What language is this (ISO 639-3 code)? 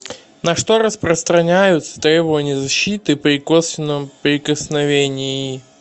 rus